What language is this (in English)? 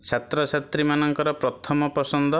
Odia